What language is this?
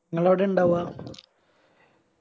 Malayalam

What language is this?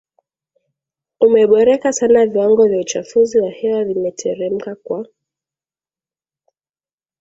Swahili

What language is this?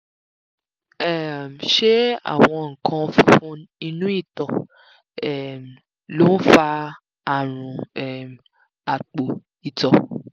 Yoruba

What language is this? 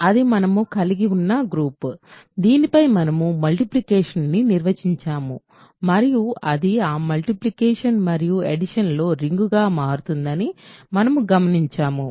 Telugu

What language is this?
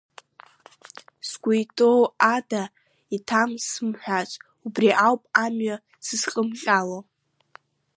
Abkhazian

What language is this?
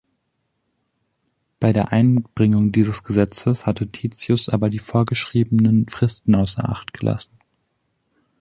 German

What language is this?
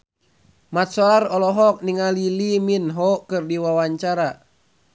Sundanese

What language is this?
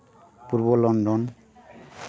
Santali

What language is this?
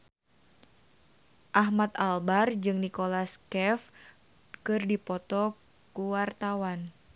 Sundanese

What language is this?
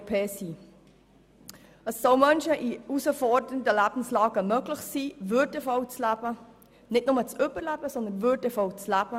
Swiss German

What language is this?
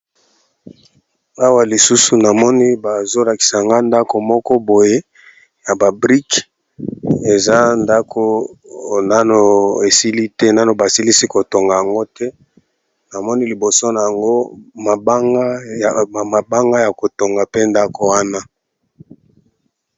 Lingala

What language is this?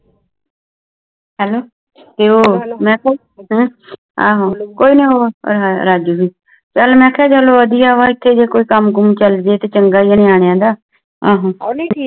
Punjabi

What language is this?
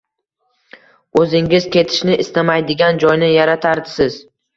Uzbek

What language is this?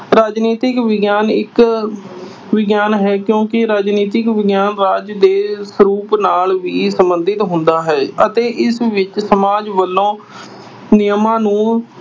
Punjabi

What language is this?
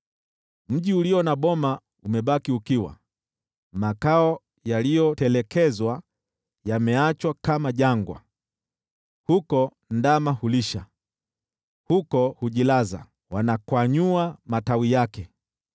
Swahili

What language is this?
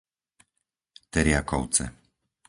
Slovak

